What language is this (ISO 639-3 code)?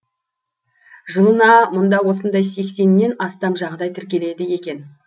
kaz